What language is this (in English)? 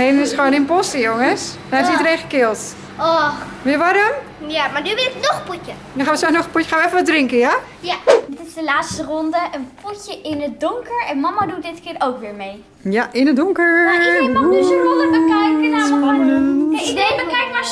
Dutch